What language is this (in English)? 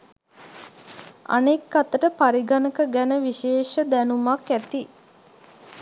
Sinhala